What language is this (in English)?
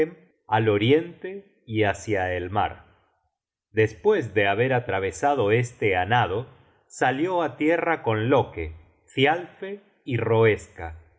Spanish